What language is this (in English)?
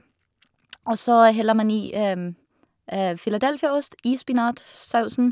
Norwegian